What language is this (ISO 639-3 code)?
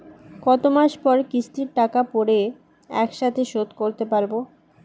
ben